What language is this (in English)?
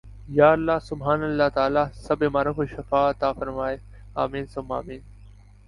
Urdu